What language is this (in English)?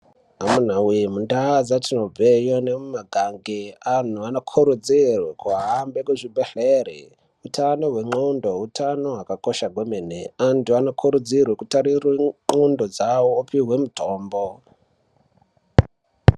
Ndau